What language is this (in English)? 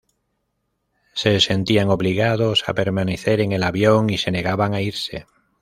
Spanish